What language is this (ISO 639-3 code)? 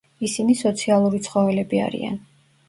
kat